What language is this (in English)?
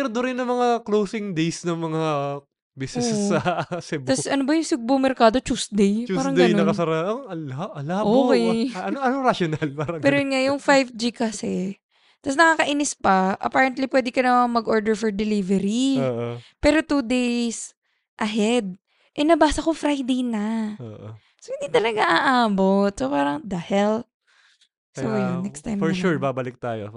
Filipino